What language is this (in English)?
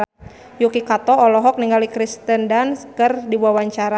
Sundanese